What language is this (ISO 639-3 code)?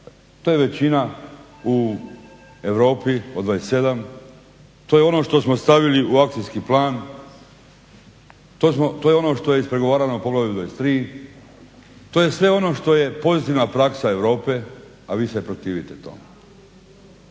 hrv